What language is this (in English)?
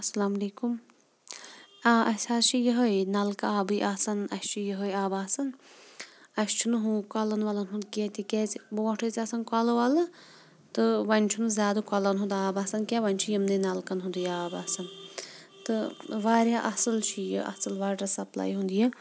Kashmiri